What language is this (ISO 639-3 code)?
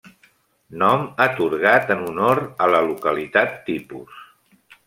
cat